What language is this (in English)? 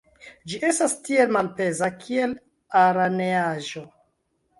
Esperanto